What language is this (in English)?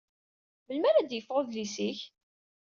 Kabyle